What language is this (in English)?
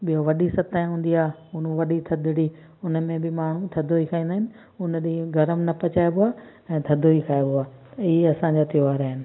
Sindhi